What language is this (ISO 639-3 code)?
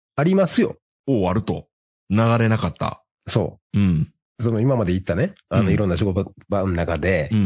jpn